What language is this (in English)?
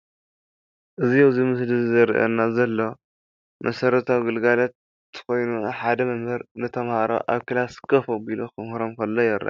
Tigrinya